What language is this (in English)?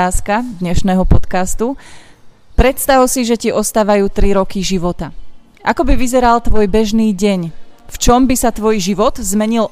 Slovak